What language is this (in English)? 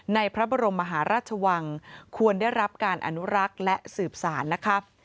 Thai